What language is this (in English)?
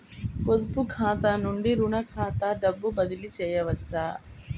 Telugu